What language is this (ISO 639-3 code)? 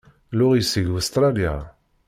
kab